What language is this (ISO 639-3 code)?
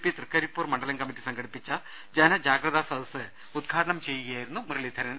mal